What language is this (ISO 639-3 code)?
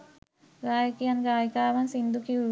sin